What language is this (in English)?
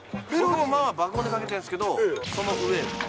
Japanese